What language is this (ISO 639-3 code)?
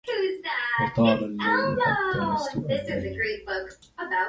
ara